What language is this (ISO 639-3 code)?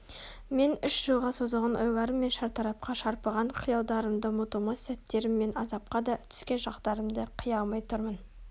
kaz